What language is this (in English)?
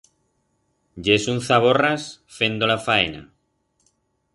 Aragonese